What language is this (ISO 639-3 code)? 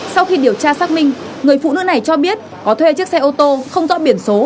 vie